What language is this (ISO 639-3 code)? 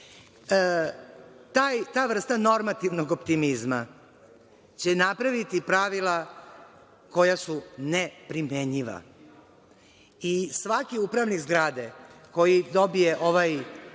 srp